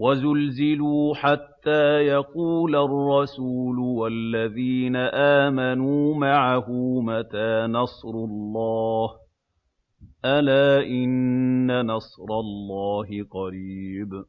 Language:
Arabic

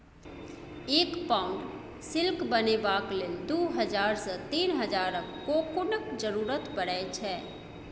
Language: Maithili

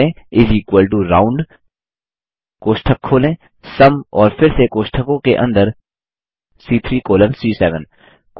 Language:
Hindi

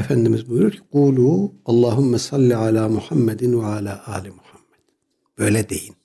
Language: Turkish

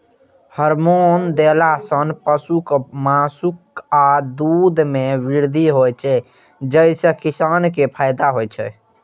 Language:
Maithili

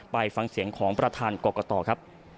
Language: Thai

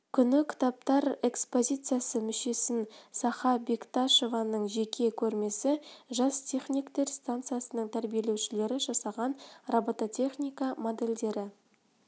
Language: Kazakh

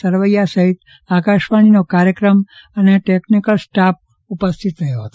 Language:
Gujarati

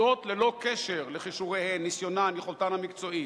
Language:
Hebrew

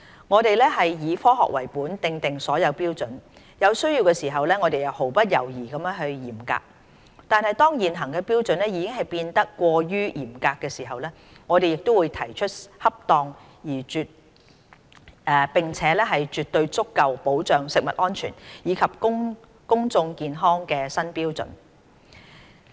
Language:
Cantonese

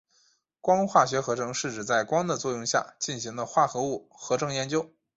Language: Chinese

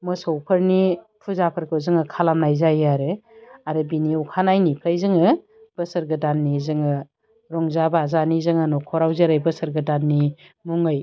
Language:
Bodo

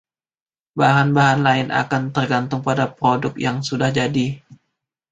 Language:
Indonesian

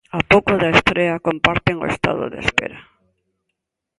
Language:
Galician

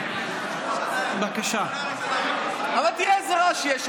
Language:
Hebrew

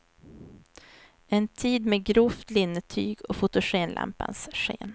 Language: Swedish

